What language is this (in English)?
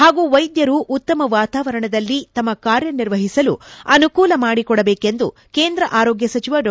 Kannada